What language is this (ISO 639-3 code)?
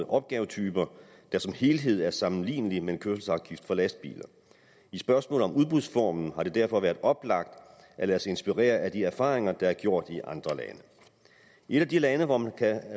dan